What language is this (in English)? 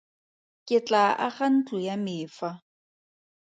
Tswana